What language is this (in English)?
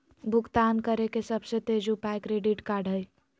Magahi